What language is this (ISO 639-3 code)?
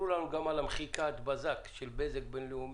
heb